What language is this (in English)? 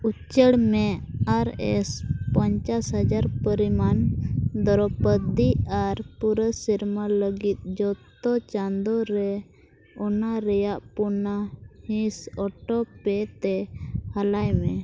Santali